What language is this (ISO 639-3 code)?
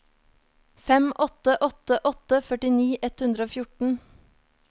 nor